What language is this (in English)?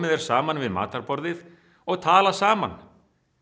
Icelandic